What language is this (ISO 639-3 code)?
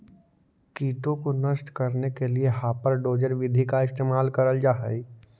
mag